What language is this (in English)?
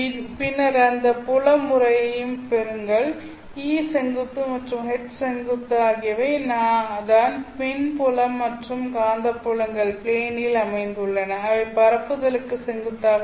Tamil